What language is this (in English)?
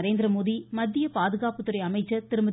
Tamil